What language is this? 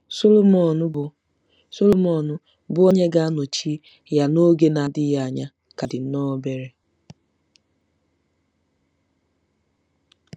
Igbo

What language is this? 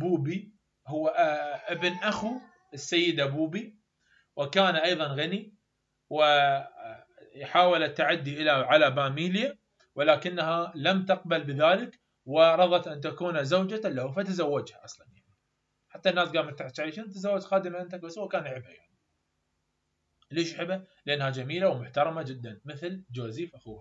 Arabic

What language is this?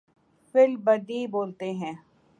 Urdu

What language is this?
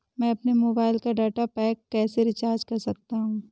Hindi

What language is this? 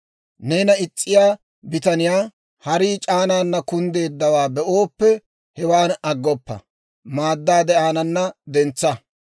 Dawro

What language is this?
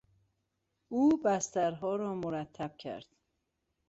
Persian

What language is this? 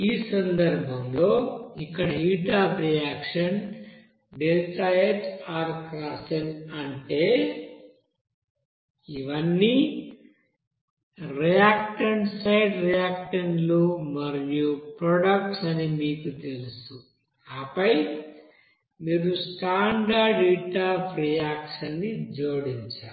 Telugu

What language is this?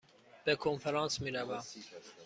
Persian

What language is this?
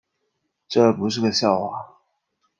Chinese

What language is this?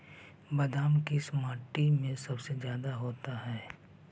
Magahi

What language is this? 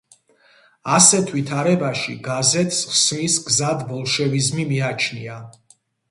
Georgian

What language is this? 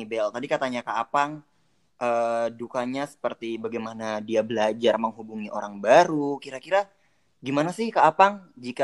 Indonesian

